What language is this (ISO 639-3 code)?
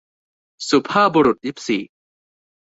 tha